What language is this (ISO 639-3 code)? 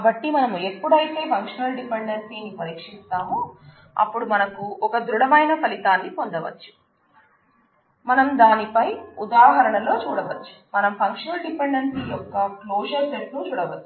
tel